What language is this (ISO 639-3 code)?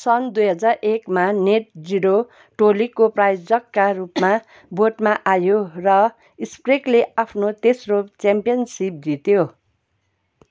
nep